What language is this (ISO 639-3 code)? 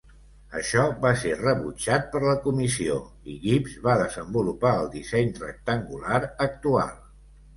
cat